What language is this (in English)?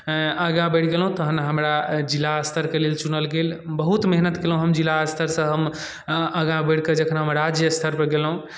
Maithili